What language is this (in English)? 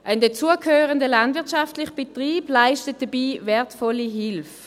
Swiss German